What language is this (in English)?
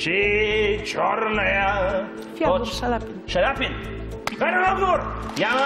Bulgarian